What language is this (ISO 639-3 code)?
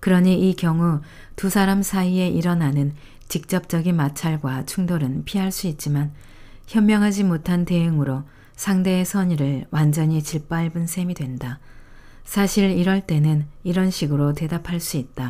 kor